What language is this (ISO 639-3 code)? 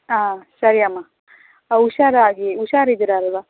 kan